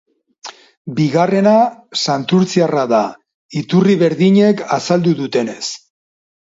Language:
Basque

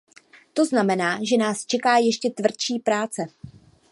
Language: Czech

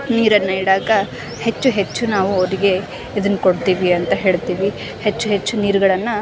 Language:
Kannada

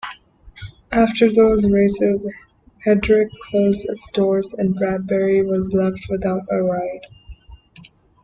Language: English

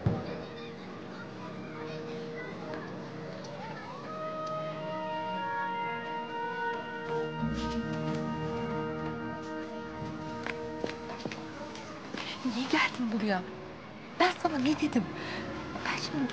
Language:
Turkish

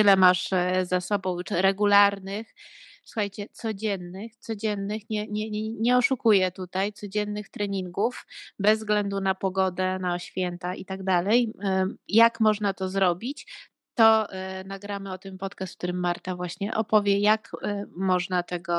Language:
Polish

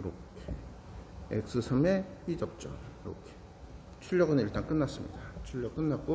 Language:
Korean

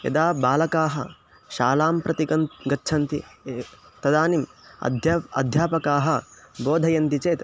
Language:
Sanskrit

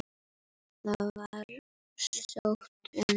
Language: Icelandic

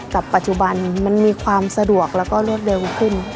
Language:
Thai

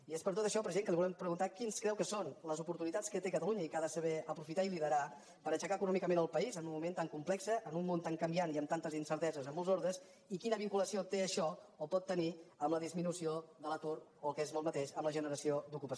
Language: Catalan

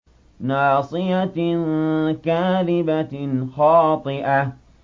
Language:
Arabic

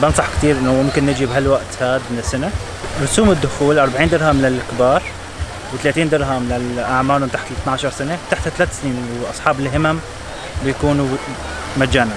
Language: Arabic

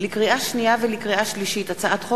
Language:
Hebrew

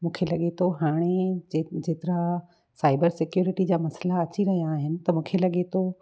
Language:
Sindhi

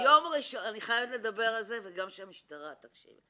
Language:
Hebrew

